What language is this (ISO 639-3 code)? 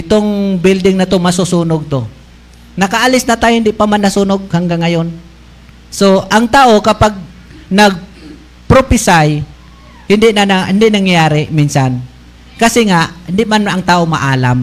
fil